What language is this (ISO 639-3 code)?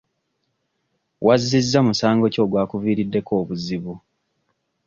lug